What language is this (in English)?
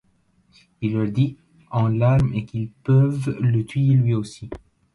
French